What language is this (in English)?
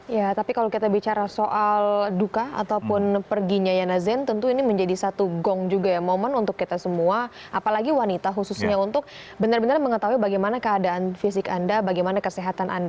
Indonesian